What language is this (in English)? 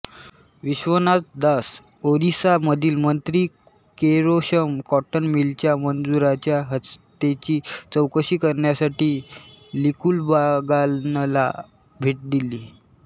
Marathi